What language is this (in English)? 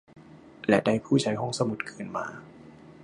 Thai